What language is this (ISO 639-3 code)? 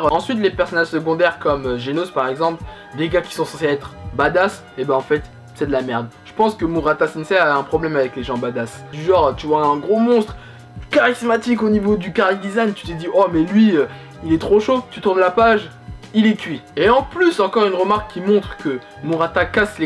fra